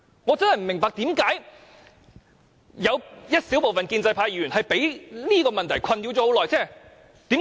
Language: Cantonese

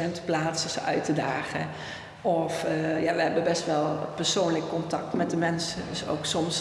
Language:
Dutch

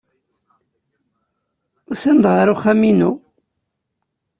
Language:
Kabyle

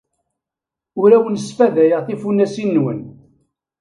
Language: Kabyle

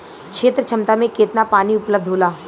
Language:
Bhojpuri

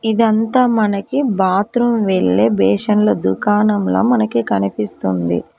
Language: Telugu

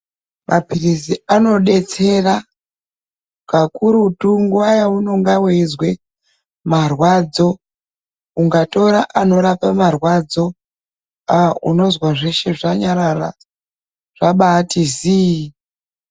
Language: Ndau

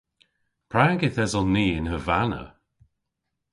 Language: Cornish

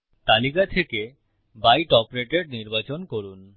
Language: Bangla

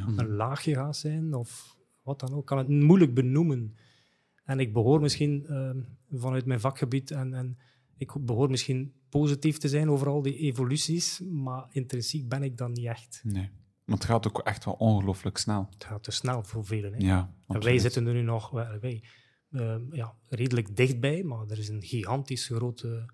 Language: Dutch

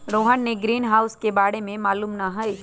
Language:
Magahi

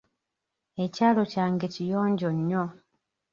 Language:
Ganda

